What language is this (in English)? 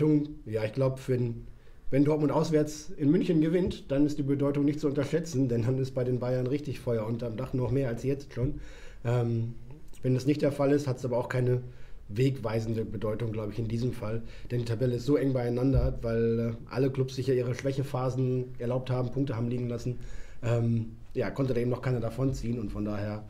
German